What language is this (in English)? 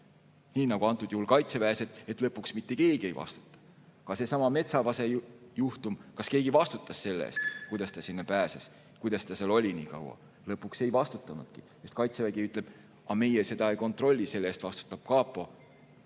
Estonian